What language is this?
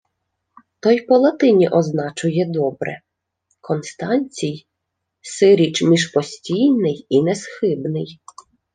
Ukrainian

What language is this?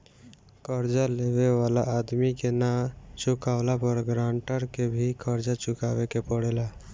Bhojpuri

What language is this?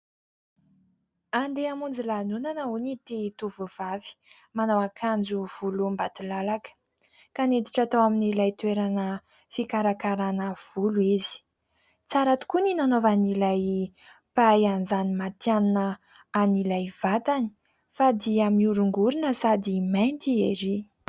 Malagasy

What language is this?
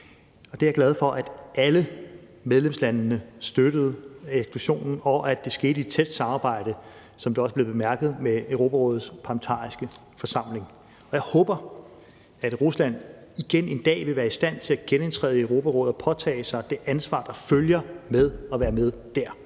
Danish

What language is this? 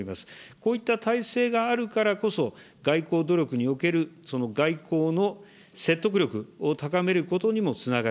Japanese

